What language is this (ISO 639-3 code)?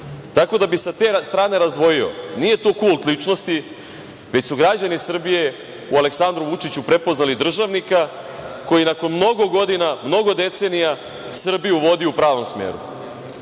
srp